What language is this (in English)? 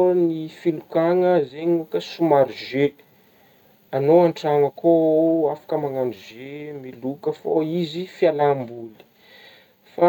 Northern Betsimisaraka Malagasy